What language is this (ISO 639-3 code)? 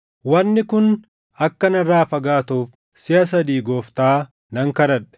orm